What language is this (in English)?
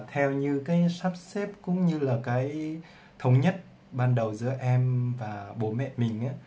Vietnamese